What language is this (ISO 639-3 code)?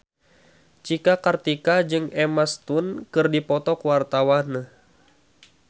sun